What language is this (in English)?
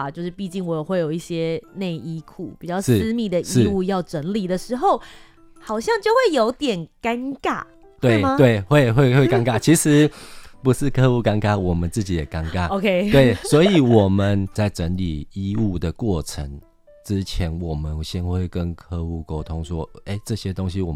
Chinese